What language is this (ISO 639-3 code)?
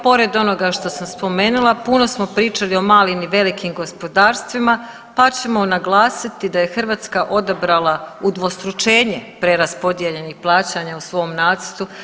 hrv